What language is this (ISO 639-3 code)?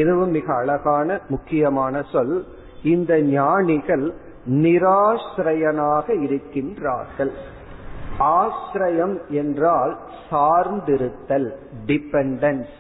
tam